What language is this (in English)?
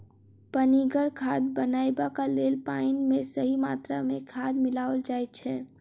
Maithili